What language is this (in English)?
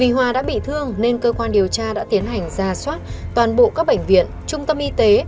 Vietnamese